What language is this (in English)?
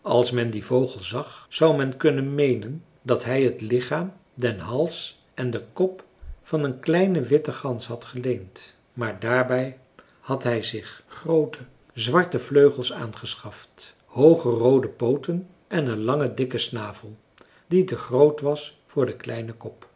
Dutch